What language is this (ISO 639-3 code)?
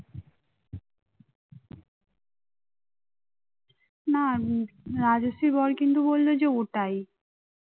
ben